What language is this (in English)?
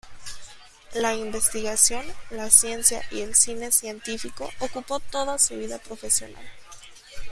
Spanish